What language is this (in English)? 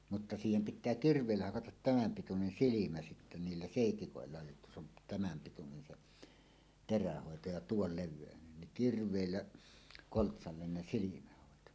Finnish